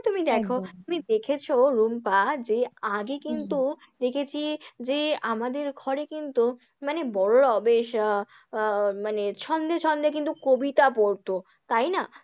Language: Bangla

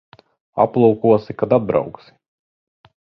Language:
Latvian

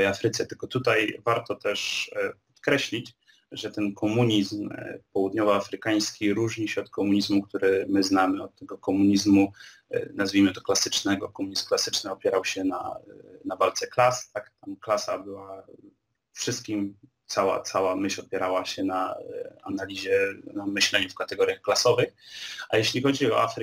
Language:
Polish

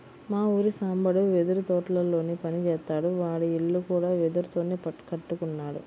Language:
Telugu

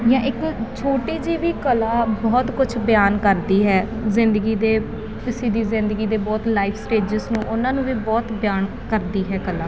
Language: Punjabi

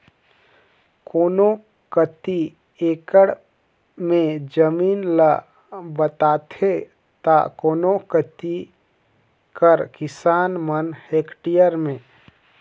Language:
Chhattisgarhi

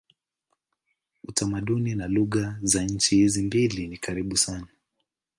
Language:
Swahili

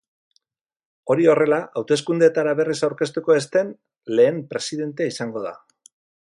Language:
Basque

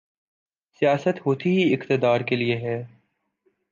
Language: Urdu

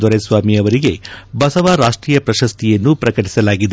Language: Kannada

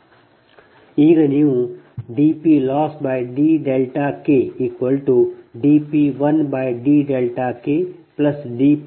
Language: Kannada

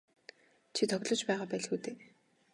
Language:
Mongolian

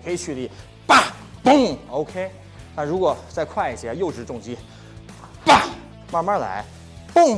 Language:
Chinese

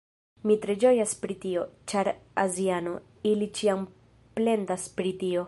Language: Esperanto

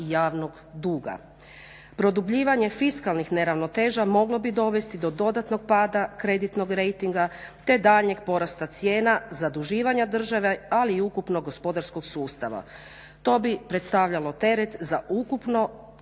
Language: Croatian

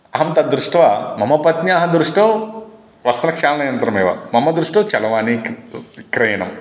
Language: Sanskrit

